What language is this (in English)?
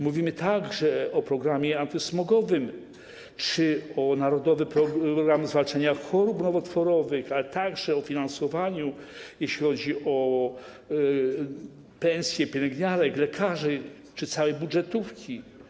Polish